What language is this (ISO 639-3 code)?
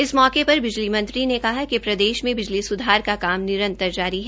hin